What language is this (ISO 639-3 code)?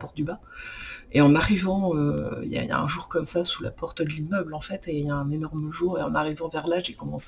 fra